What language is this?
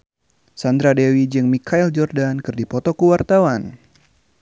Sundanese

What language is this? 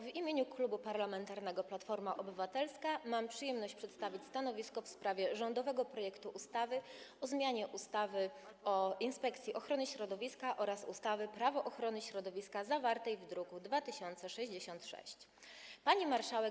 Polish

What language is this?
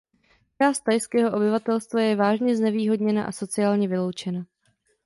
Czech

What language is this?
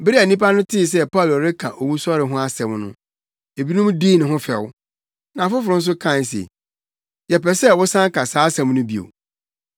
Akan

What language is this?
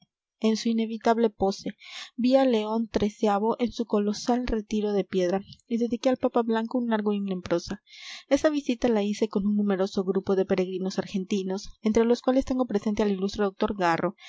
Spanish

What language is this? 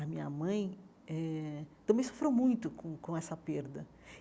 Portuguese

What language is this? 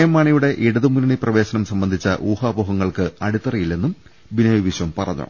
Malayalam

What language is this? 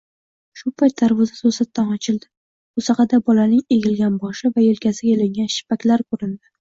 Uzbek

